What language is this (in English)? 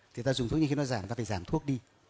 Vietnamese